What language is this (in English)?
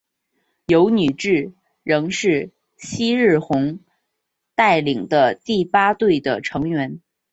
Chinese